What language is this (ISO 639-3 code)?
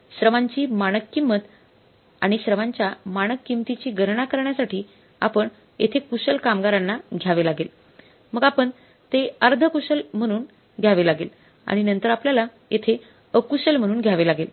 mar